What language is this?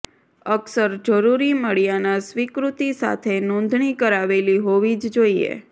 Gujarati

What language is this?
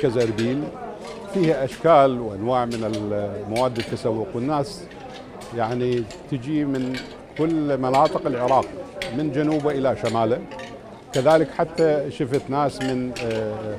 Arabic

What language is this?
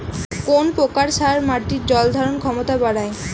Bangla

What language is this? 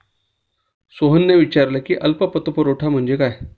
Marathi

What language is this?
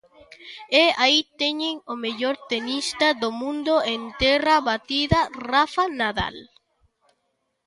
Galician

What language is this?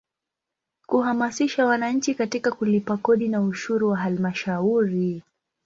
Swahili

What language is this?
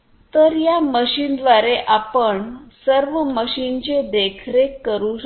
Marathi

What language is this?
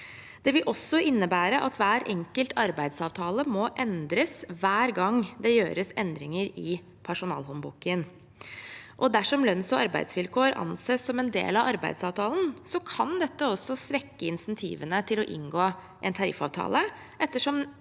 Norwegian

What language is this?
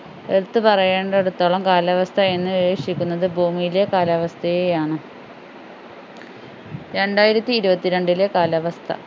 Malayalam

